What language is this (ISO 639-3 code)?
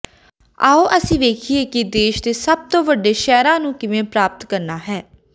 pan